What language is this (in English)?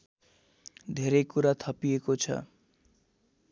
Nepali